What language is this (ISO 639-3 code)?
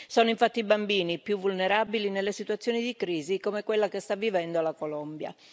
ita